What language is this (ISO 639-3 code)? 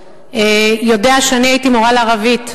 heb